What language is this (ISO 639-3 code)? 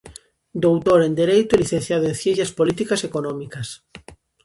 glg